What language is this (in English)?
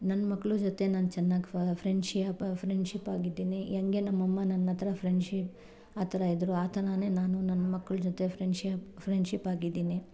Kannada